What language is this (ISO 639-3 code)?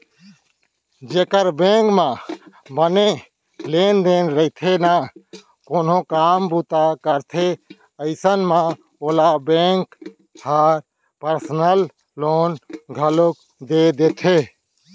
hne